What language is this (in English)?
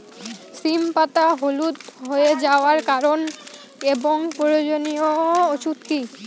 Bangla